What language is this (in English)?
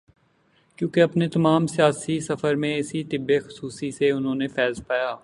Urdu